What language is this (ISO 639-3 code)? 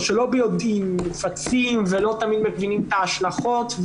heb